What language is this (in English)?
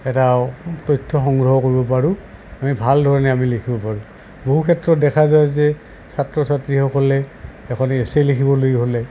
Assamese